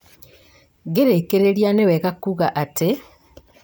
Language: Kikuyu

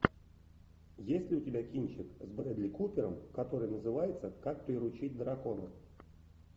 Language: Russian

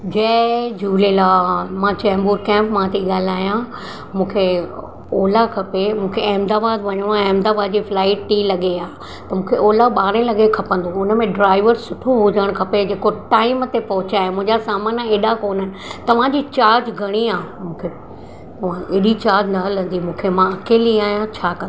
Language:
Sindhi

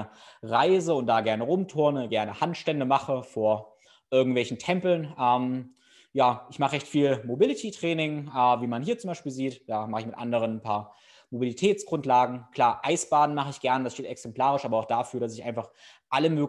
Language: German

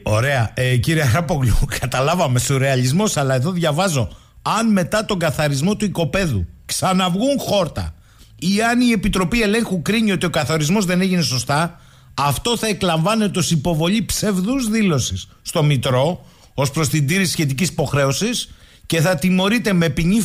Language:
Greek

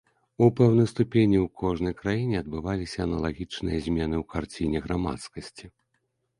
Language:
Belarusian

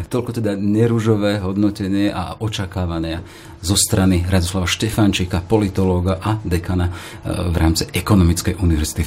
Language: Slovak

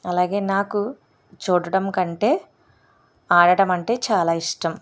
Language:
Telugu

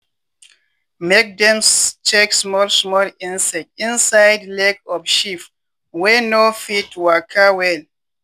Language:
Nigerian Pidgin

